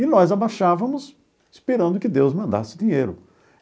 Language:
Portuguese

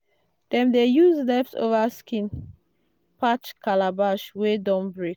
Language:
Nigerian Pidgin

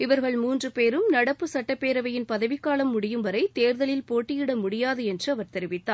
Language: Tamil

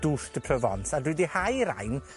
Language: Welsh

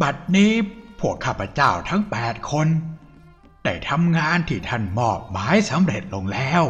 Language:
Thai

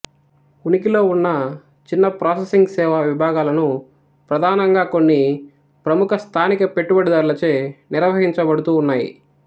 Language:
Telugu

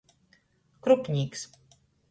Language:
Latgalian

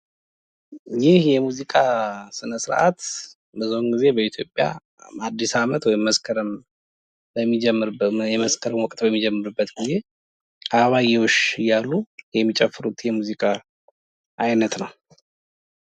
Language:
Amharic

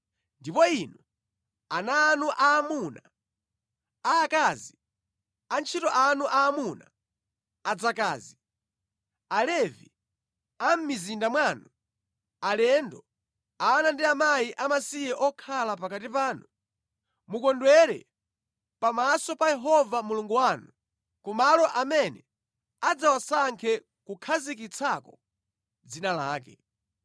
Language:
Nyanja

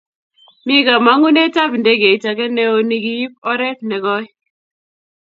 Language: Kalenjin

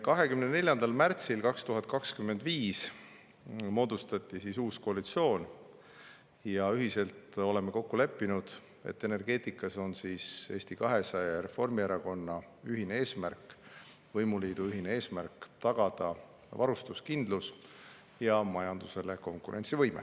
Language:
Estonian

